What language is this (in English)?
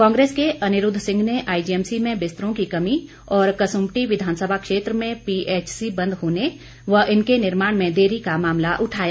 Hindi